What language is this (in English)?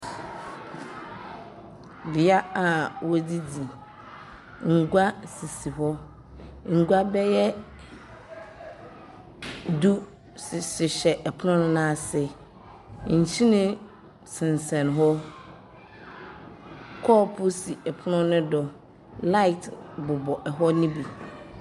Akan